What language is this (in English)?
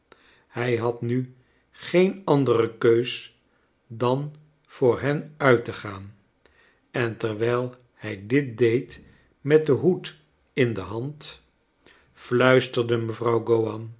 Dutch